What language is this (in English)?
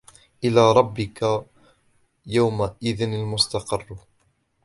Arabic